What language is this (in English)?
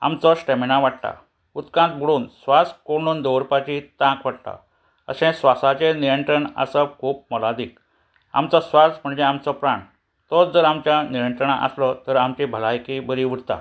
Konkani